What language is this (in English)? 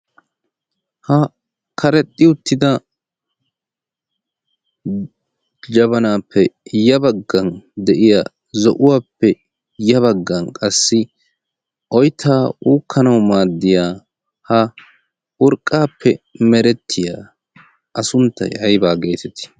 Wolaytta